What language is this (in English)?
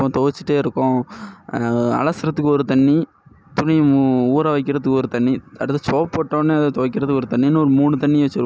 Tamil